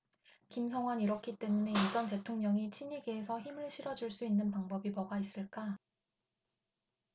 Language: Korean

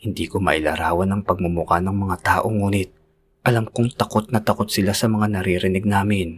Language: Filipino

